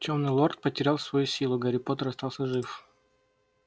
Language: Russian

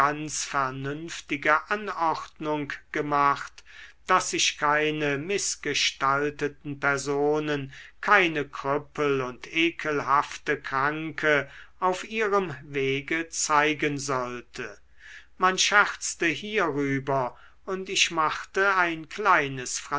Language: German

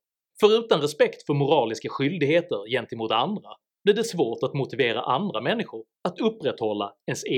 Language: Swedish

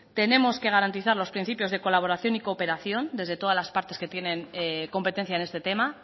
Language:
Spanish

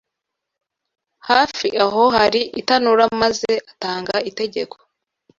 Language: Kinyarwanda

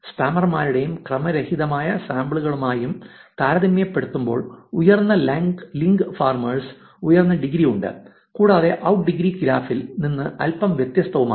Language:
Malayalam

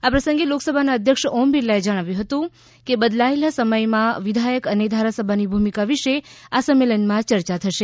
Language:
Gujarati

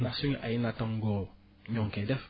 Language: Wolof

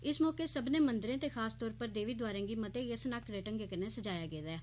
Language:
Dogri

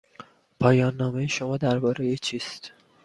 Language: Persian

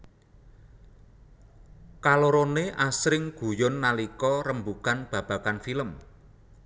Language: Javanese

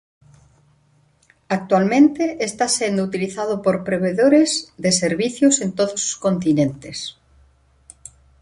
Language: Galician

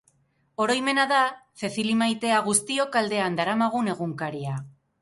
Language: Basque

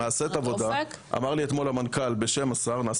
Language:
Hebrew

